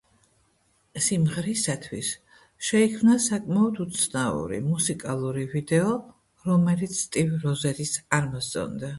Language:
Georgian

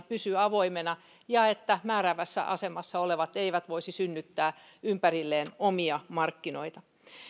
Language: Finnish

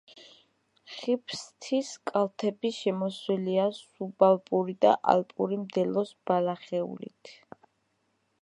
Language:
Georgian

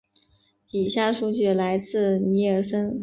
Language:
Chinese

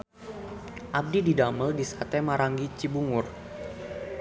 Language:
Sundanese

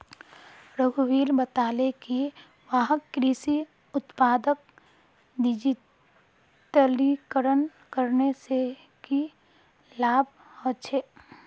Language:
Magahi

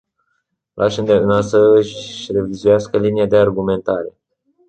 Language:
Romanian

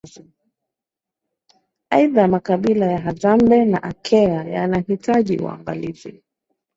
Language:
Swahili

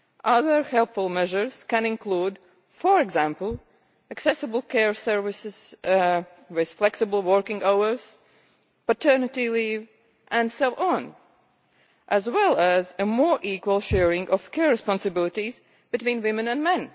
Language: English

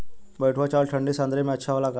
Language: Bhojpuri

